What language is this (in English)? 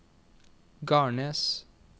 Norwegian